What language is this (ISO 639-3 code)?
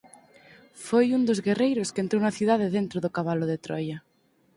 glg